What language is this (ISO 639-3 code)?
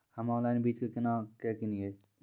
mai